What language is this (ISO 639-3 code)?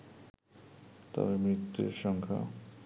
ben